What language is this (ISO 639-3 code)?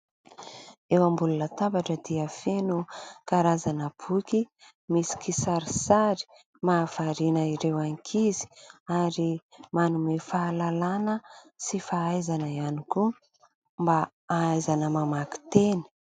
mlg